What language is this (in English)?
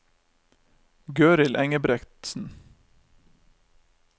Norwegian